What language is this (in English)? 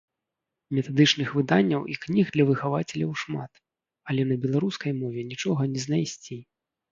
Belarusian